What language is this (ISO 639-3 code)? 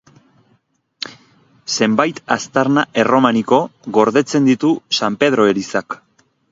eus